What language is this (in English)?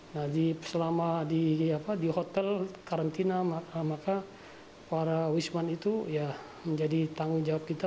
Indonesian